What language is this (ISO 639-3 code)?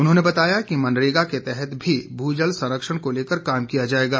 hin